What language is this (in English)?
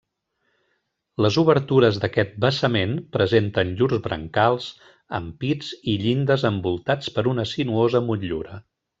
Catalan